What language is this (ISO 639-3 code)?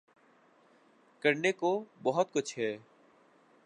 urd